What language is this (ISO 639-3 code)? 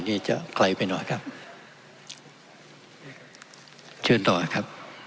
tha